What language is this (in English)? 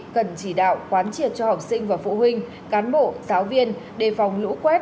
Vietnamese